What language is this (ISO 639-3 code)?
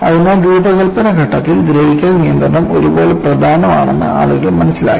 mal